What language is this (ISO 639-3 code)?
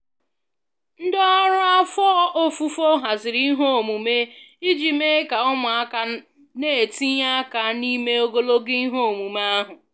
ibo